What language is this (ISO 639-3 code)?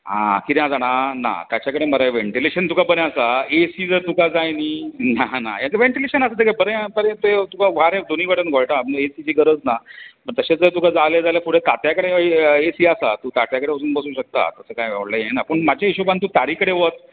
kok